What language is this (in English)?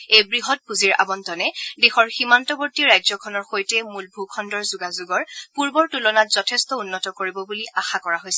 Assamese